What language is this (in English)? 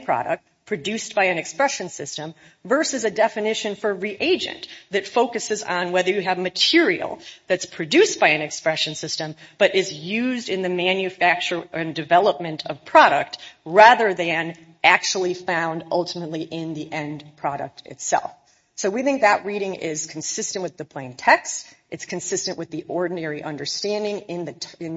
English